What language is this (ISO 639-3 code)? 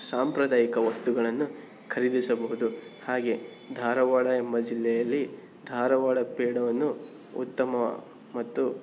kan